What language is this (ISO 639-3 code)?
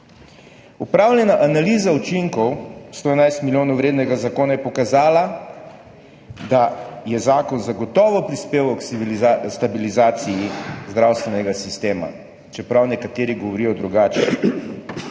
slv